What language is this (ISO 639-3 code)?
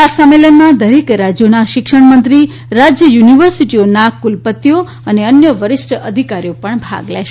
guj